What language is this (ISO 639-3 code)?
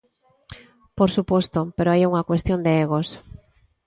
glg